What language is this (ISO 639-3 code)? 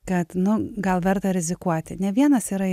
lit